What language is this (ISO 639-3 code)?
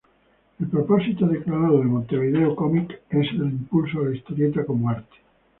spa